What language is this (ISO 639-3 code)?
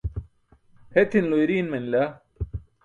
bsk